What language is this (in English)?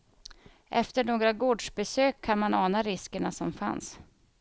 Swedish